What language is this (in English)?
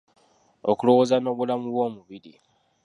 Ganda